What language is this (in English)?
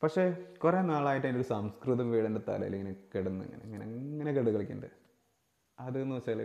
Malayalam